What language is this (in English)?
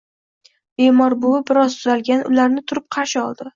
Uzbek